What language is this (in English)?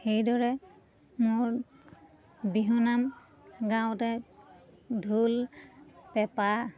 Assamese